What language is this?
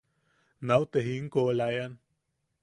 Yaqui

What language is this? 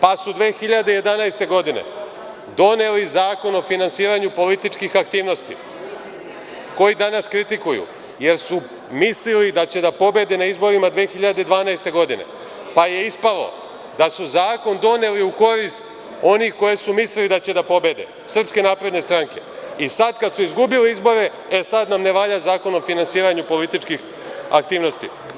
Serbian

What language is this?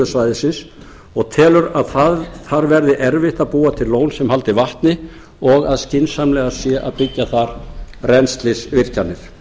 Icelandic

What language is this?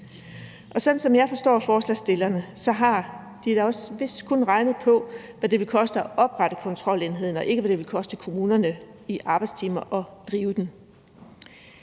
Danish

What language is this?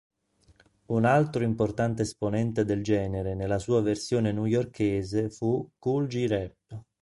Italian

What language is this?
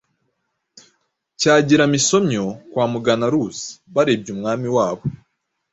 Kinyarwanda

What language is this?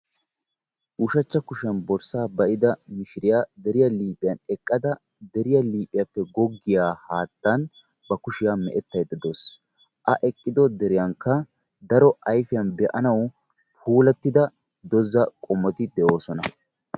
Wolaytta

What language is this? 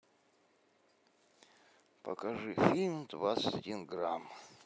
Russian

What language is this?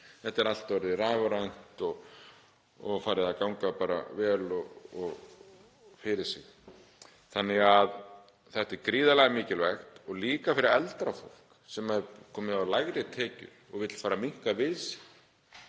Icelandic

